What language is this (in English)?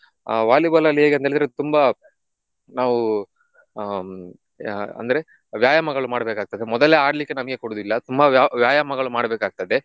Kannada